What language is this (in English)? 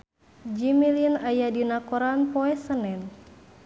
Sundanese